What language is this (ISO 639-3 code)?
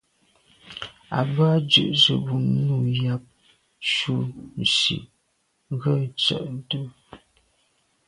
byv